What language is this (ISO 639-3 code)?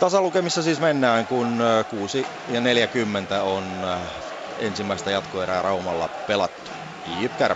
fin